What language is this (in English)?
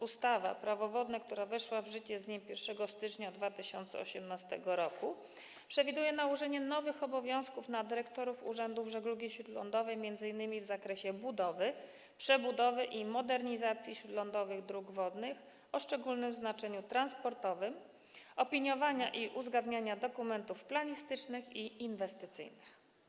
Polish